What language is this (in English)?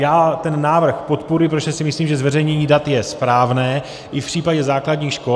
Czech